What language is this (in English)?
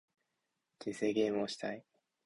Japanese